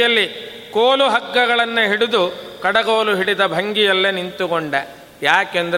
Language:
Kannada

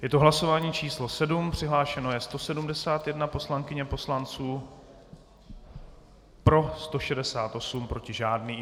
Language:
Czech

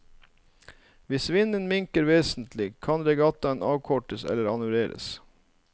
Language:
Norwegian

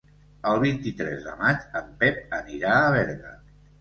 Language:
Catalan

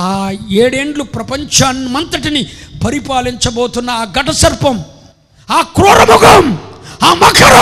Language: Telugu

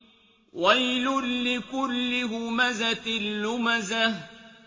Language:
Arabic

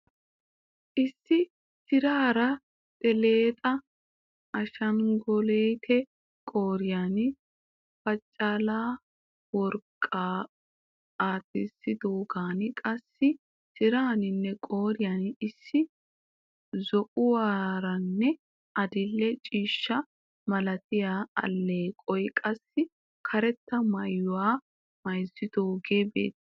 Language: Wolaytta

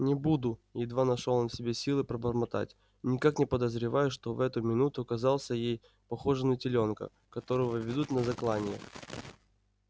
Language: Russian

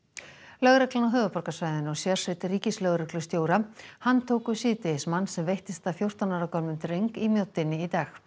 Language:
Icelandic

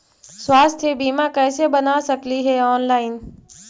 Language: Magahi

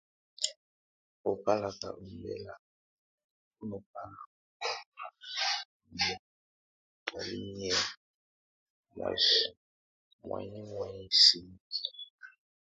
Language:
Tunen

